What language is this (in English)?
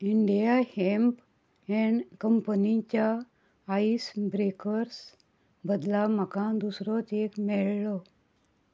Konkani